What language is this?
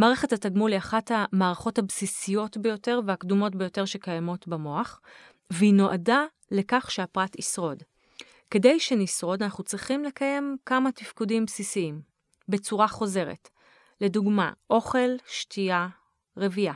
Hebrew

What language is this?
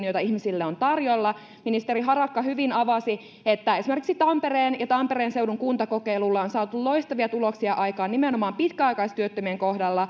Finnish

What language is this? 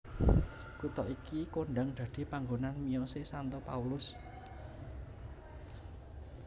Javanese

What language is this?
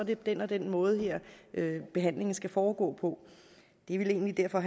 Danish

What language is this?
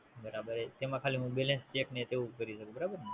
Gujarati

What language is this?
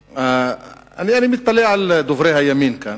Hebrew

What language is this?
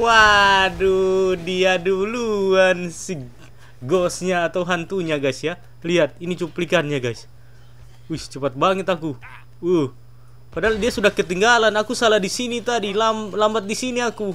Indonesian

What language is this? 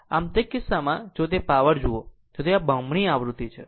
Gujarati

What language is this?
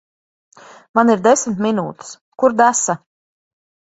Latvian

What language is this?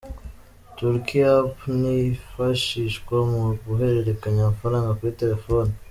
Kinyarwanda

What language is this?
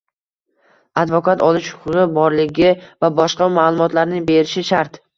Uzbek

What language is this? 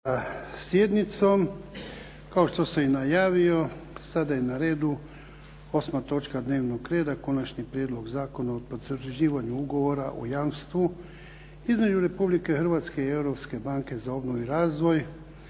Croatian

